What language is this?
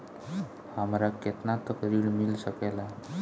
Bhojpuri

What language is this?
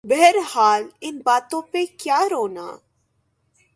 Urdu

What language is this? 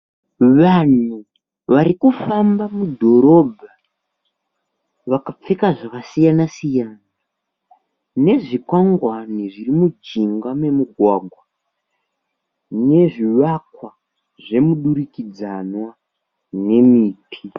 Shona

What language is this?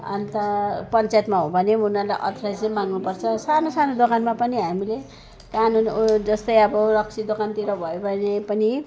Nepali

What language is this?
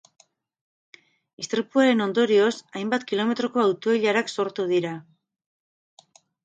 Basque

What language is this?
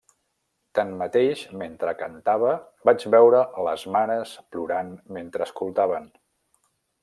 Catalan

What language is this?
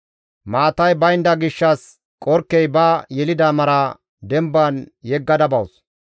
Gamo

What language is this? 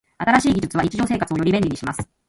Japanese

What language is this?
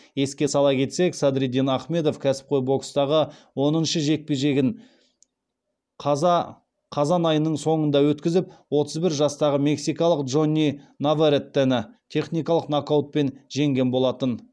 Kazakh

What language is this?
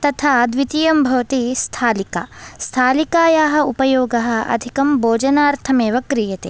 Sanskrit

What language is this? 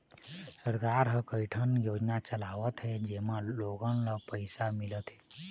Chhattisgarhi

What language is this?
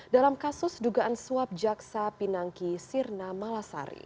Indonesian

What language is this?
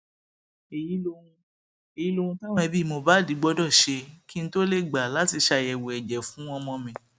Yoruba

